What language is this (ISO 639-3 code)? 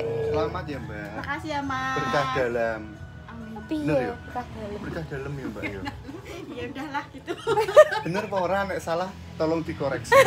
ind